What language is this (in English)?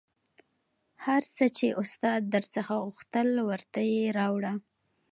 Pashto